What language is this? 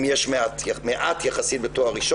Hebrew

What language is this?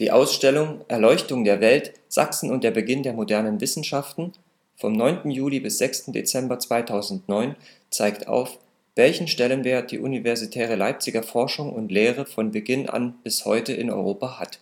German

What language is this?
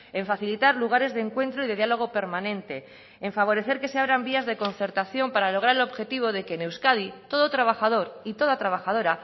Spanish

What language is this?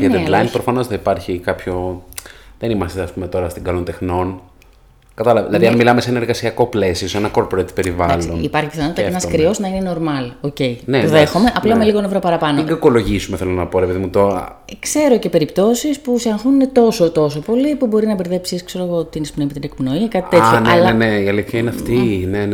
Greek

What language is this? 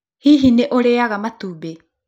Kikuyu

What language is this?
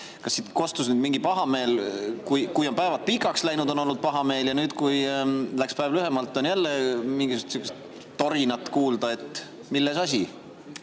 Estonian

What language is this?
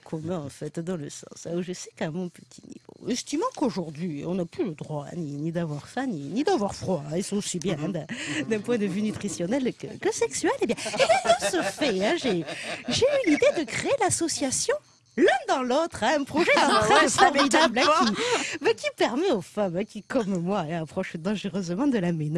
French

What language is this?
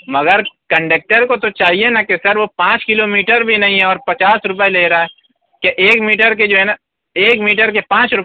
Urdu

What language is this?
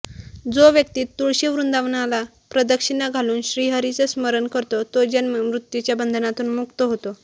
Marathi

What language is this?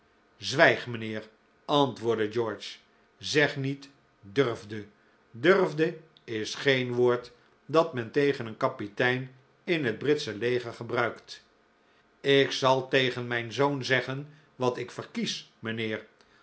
Dutch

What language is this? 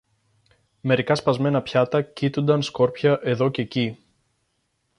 Greek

